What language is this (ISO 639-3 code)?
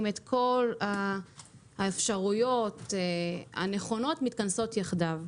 heb